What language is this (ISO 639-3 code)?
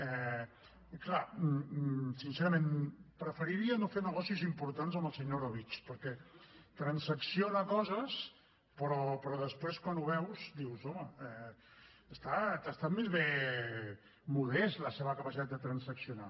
cat